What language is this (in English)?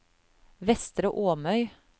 Norwegian